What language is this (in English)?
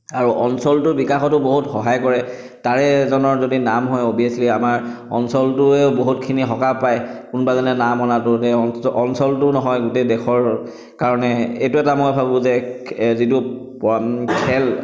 Assamese